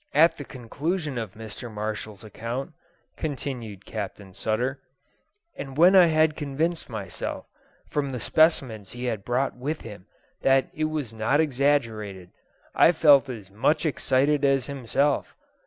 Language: English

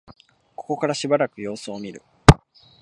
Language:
Japanese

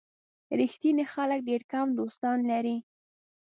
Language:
Pashto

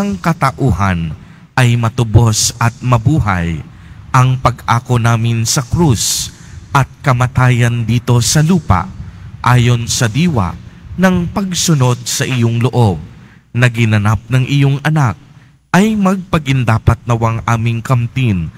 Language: Filipino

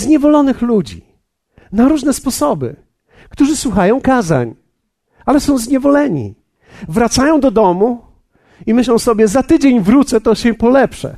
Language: Polish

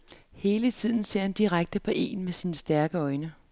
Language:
Danish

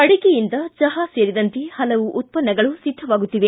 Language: Kannada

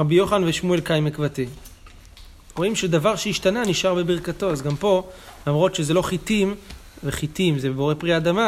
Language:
Hebrew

